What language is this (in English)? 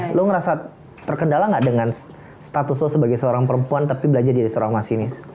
Indonesian